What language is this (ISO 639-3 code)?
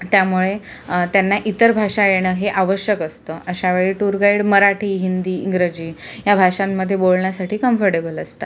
mar